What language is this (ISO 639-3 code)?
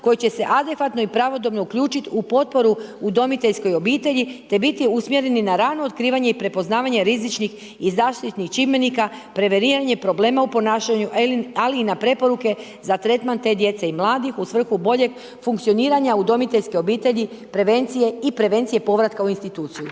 hrv